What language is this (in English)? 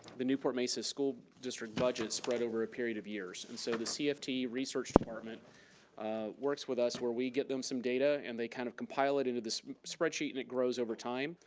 English